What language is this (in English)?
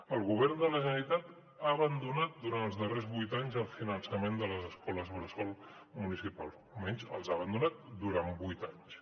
Catalan